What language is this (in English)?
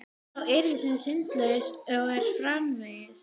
Icelandic